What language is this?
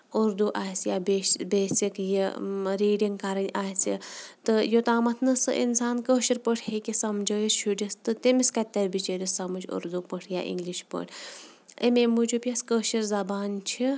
Kashmiri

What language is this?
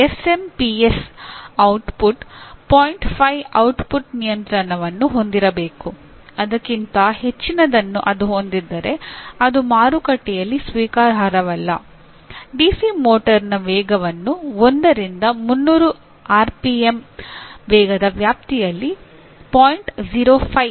Kannada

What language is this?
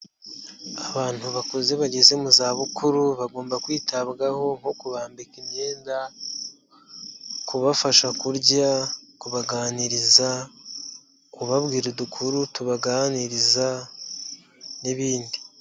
Kinyarwanda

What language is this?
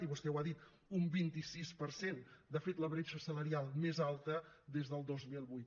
Catalan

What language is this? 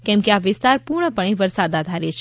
Gujarati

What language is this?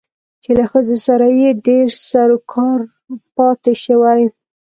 Pashto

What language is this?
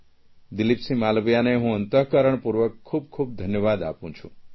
Gujarati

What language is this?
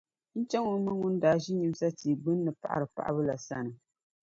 Dagbani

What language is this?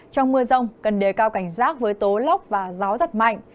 Vietnamese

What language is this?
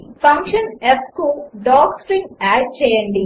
Telugu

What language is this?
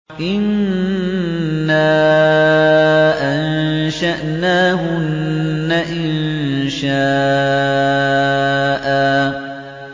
Arabic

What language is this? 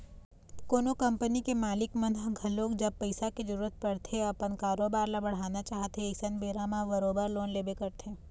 Chhattisgarhi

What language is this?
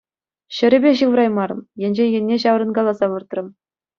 Chuvash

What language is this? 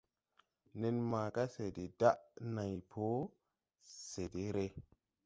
Tupuri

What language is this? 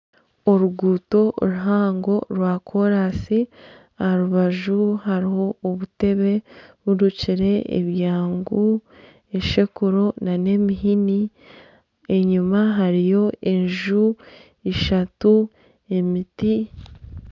Nyankole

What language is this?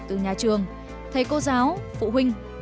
Vietnamese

